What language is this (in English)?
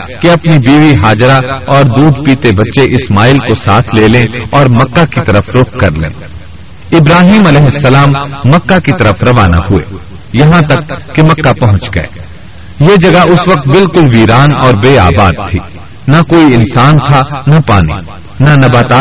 Urdu